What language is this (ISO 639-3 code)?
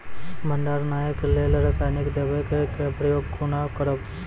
mai